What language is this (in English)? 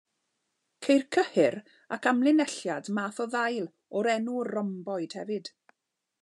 Welsh